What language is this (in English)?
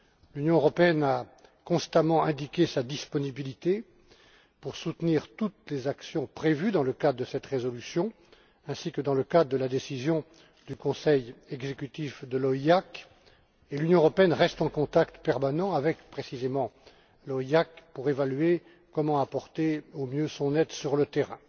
French